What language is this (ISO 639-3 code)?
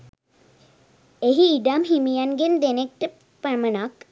sin